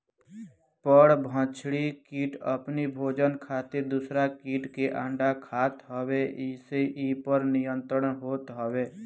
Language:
Bhojpuri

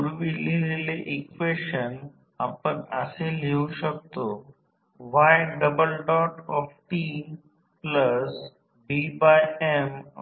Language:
Marathi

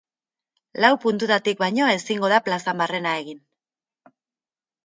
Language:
Basque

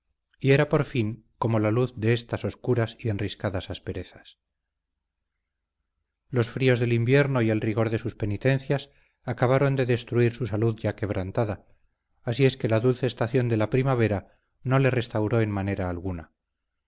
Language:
Spanish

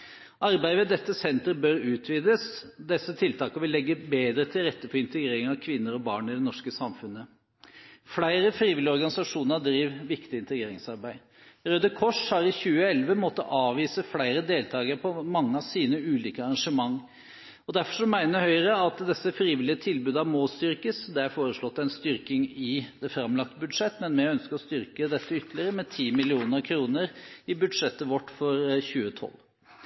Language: Norwegian Bokmål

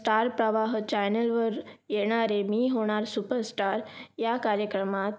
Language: Marathi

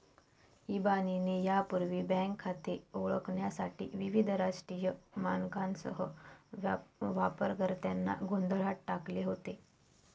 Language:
Marathi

